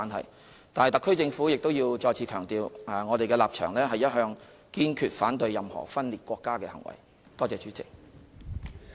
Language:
Cantonese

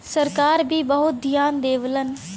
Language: Bhojpuri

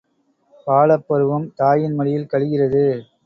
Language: Tamil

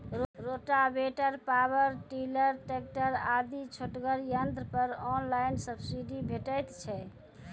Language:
Maithili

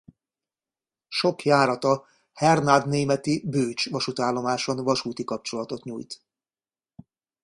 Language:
Hungarian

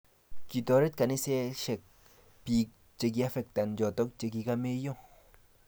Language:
Kalenjin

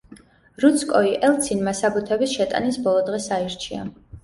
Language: Georgian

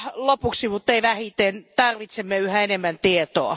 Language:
Finnish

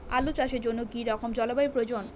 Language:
Bangla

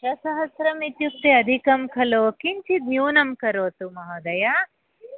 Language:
Sanskrit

